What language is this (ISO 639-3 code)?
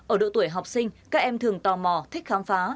vie